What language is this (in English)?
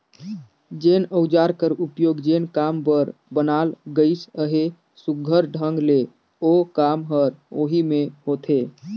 Chhattisgarhi